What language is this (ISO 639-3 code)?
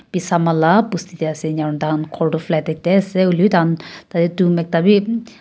nag